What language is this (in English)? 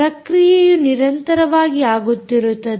Kannada